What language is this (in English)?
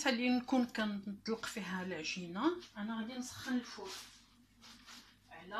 Arabic